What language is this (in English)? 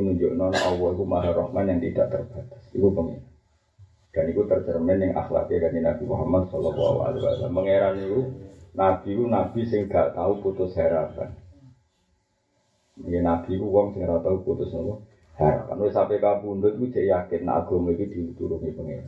Malay